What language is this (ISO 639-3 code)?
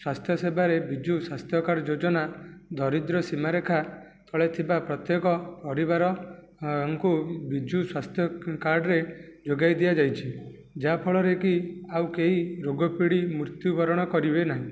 ori